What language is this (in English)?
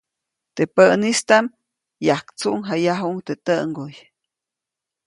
Copainalá Zoque